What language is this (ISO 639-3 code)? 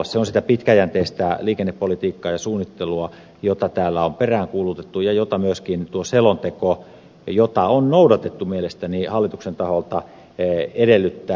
fin